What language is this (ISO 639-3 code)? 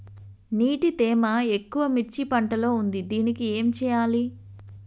tel